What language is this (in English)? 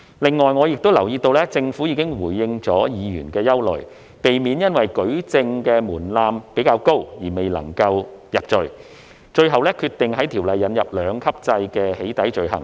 Cantonese